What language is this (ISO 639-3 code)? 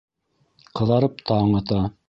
bak